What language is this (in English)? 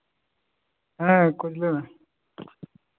Santali